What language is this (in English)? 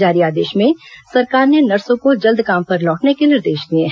Hindi